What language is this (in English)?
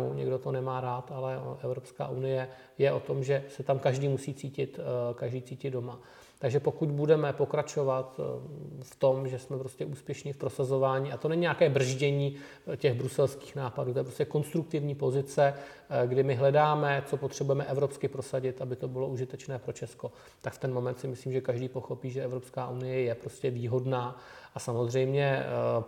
Czech